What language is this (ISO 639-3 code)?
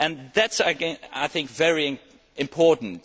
eng